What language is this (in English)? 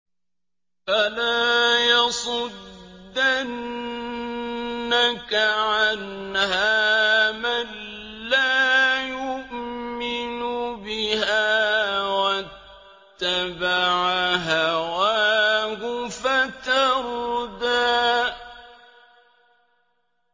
Arabic